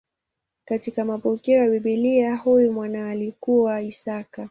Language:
Swahili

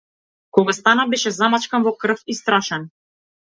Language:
Macedonian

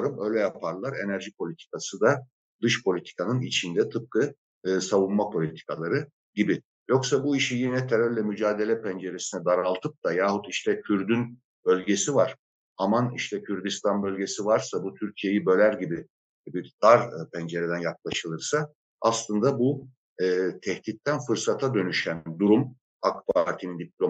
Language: Turkish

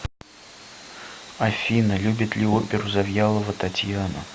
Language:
Russian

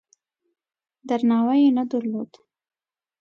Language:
Pashto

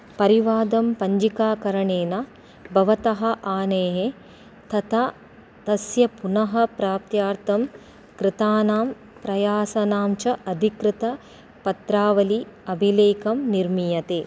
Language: Sanskrit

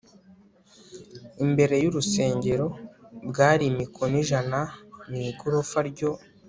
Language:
Kinyarwanda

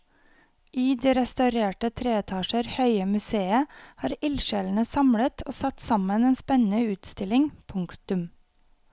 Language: Norwegian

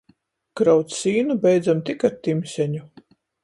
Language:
Latgalian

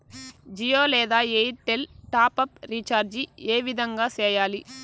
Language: Telugu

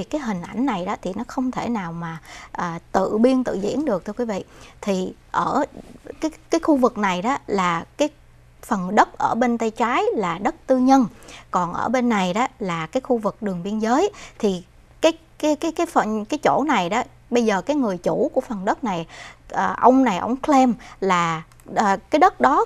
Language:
Vietnamese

